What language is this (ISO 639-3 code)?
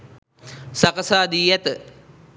sin